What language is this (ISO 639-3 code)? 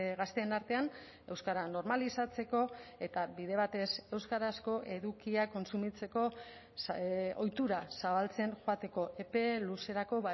eus